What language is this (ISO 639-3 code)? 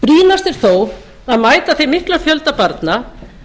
isl